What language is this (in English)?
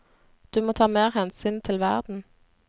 Norwegian